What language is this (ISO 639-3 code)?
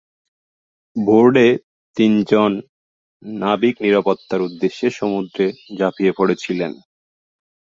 ben